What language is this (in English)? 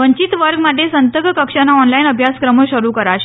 Gujarati